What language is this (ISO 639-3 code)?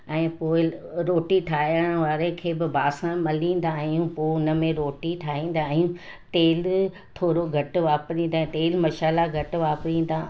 snd